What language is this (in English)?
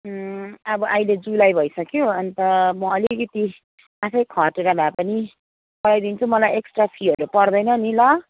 Nepali